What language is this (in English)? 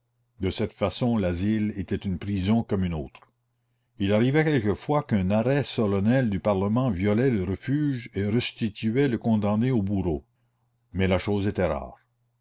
French